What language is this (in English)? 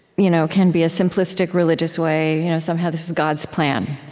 English